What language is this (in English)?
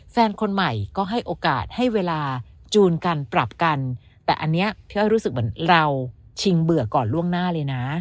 Thai